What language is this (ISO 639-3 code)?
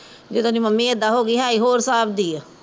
pan